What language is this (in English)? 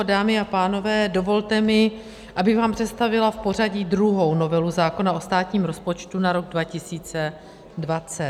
Czech